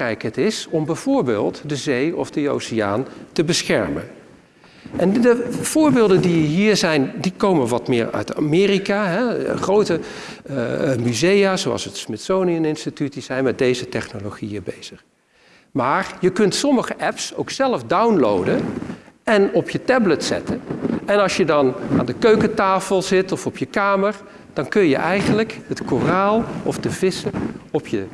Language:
Dutch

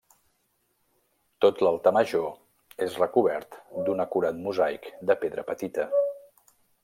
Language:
Catalan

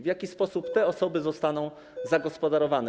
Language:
Polish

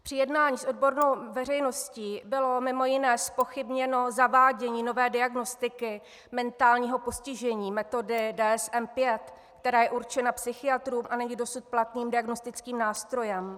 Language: Czech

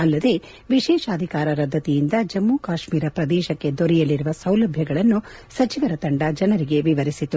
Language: Kannada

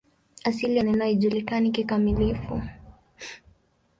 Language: Swahili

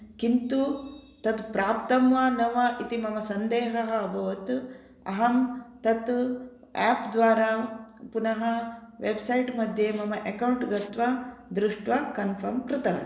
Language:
Sanskrit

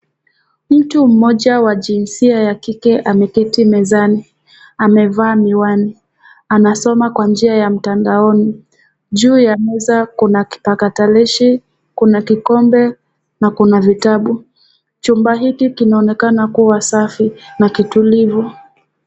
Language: Swahili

